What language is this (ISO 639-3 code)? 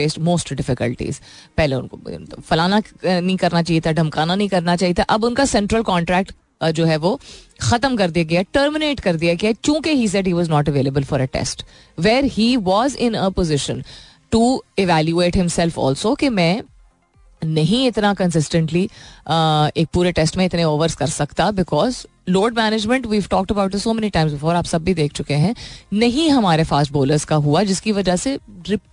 hin